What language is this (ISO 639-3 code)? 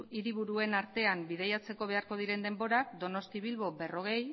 eus